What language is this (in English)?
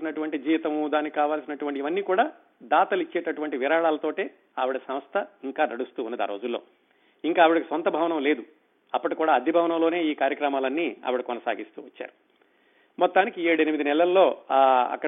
Telugu